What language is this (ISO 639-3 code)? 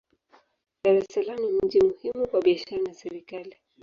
swa